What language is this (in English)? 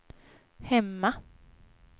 Swedish